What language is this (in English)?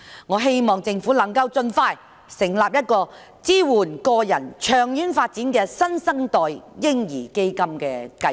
Cantonese